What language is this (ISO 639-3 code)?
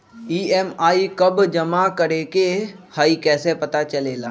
mag